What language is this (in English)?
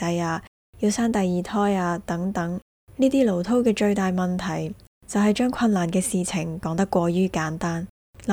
Chinese